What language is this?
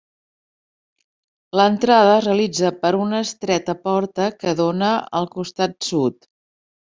Catalan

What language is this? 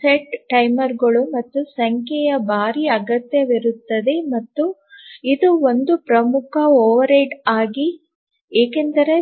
Kannada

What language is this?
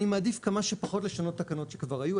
Hebrew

